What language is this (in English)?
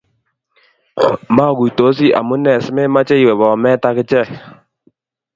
Kalenjin